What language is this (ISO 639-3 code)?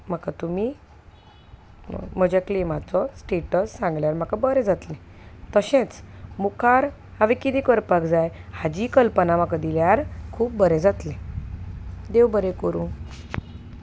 kok